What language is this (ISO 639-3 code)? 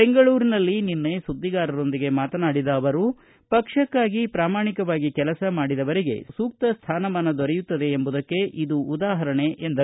kan